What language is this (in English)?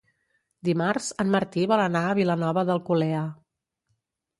Catalan